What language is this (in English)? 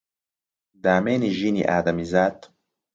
Central Kurdish